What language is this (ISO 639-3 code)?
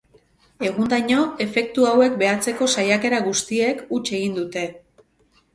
eus